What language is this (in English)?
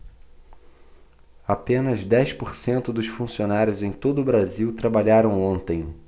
Portuguese